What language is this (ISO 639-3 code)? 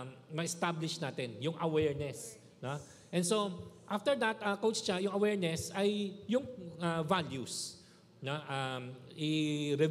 fil